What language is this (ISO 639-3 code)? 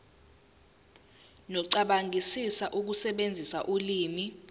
zul